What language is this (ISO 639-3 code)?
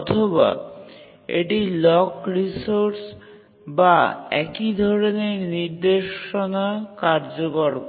ben